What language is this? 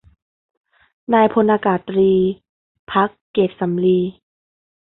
Thai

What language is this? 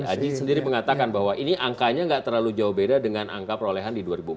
Indonesian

